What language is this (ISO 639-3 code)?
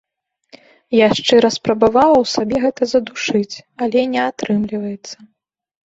bel